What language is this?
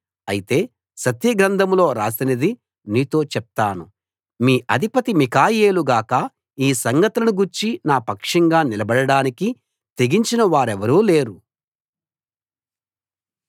Telugu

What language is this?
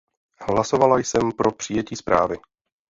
Czech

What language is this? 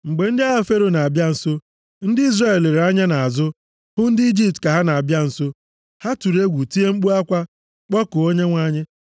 Igbo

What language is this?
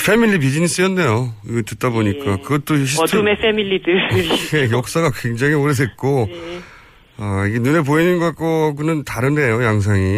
Korean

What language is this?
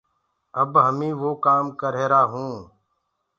Gurgula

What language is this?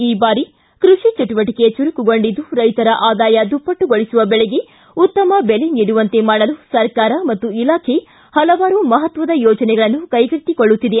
Kannada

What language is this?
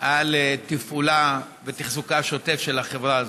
Hebrew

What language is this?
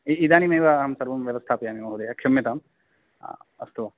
Sanskrit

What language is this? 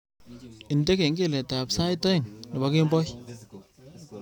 Kalenjin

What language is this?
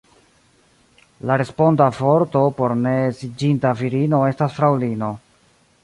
Esperanto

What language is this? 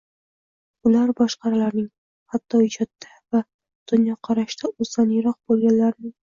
Uzbek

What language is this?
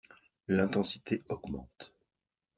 French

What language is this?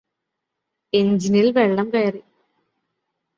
Malayalam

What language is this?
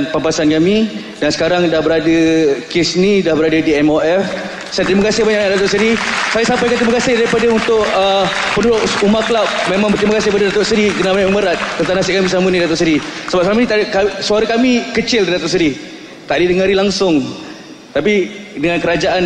Malay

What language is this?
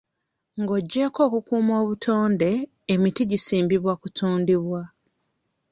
Ganda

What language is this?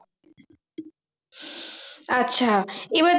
Bangla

